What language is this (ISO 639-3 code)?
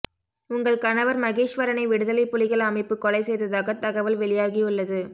tam